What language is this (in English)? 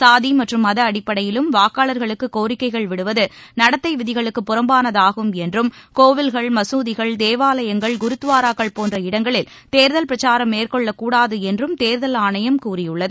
Tamil